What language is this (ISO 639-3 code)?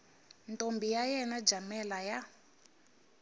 tso